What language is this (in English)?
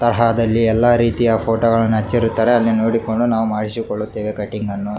Kannada